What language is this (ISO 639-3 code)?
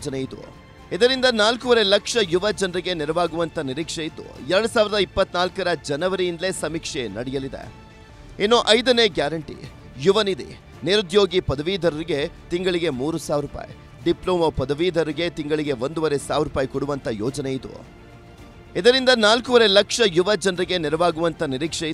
hin